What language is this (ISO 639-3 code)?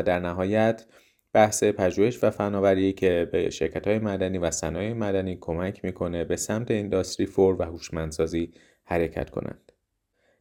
fas